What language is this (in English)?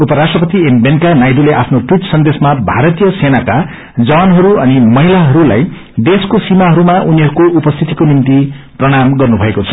Nepali